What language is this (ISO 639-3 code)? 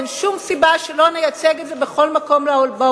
heb